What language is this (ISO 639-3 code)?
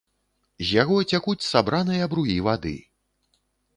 bel